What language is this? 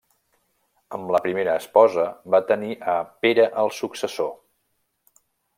Catalan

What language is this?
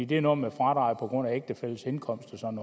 Danish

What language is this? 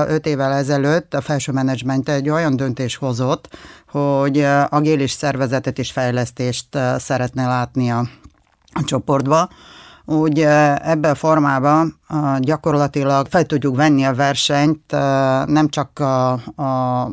Hungarian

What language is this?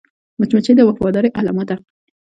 Pashto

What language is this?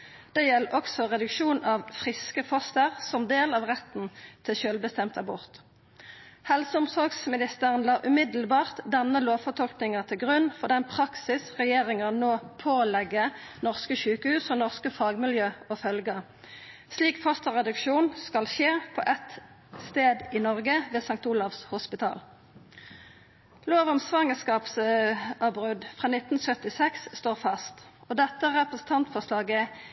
Norwegian Nynorsk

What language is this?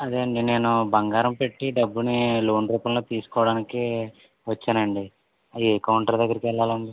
Telugu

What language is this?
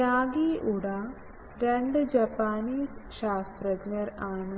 Malayalam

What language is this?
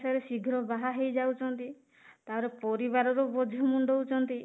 Odia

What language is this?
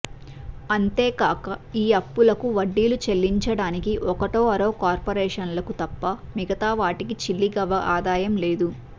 Telugu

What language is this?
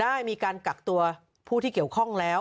Thai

